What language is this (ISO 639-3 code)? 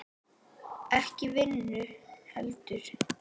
isl